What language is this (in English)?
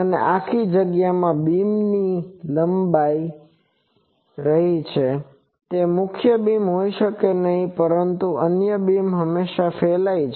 Gujarati